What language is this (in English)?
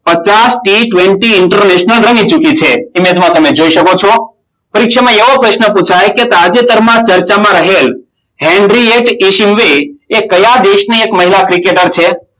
Gujarati